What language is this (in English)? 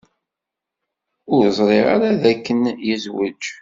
Kabyle